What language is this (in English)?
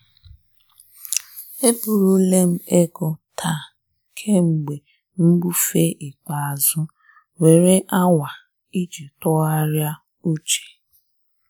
Igbo